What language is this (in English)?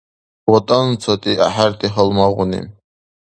Dargwa